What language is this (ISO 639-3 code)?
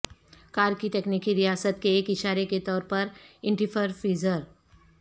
urd